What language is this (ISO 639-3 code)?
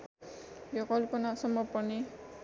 nep